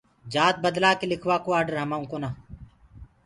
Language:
Gurgula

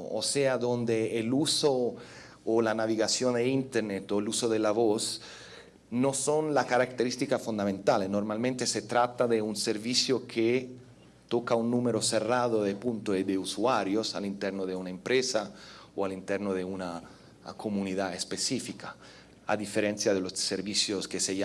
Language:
Spanish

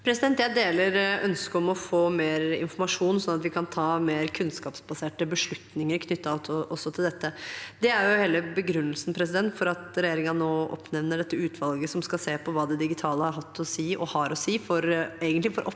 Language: Norwegian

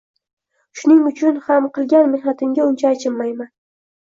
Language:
Uzbek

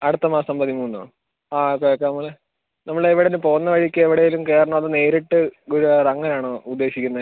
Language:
Malayalam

